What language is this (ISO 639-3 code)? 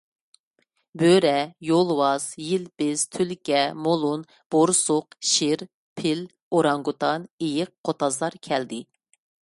uig